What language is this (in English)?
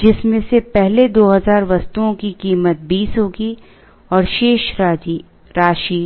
Hindi